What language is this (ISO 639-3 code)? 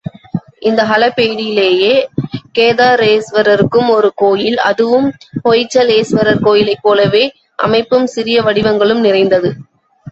tam